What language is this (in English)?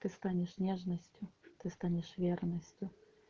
Russian